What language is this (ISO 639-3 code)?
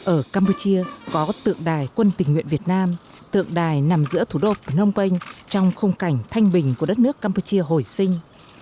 vie